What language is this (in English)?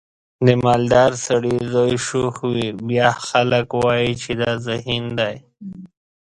Pashto